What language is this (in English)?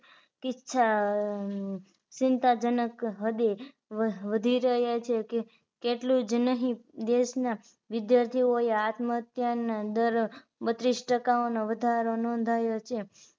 Gujarati